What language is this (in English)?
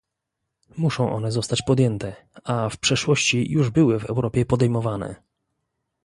Polish